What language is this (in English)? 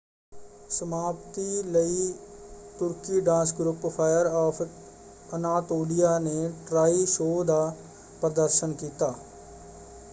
Punjabi